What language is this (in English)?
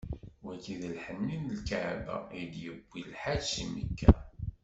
Kabyle